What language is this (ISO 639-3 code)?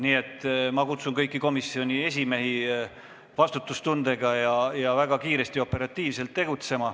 est